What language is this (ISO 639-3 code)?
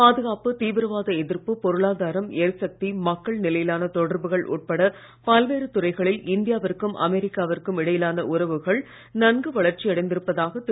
tam